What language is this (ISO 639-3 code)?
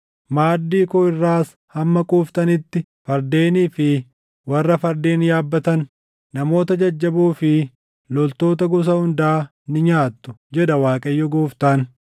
orm